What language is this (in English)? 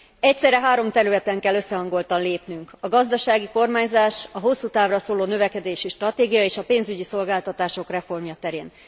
Hungarian